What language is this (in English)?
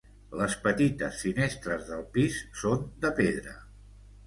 Catalan